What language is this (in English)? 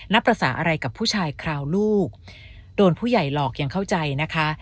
Thai